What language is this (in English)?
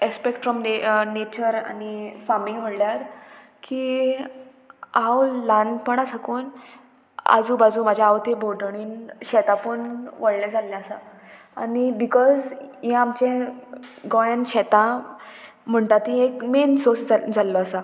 Konkani